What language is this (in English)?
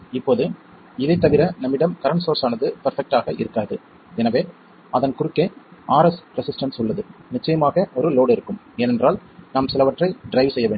Tamil